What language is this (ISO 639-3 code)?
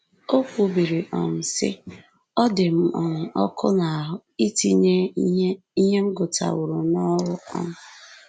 ibo